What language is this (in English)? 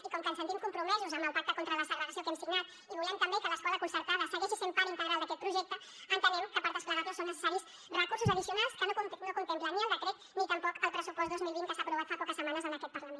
Catalan